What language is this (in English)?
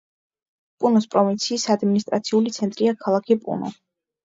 Georgian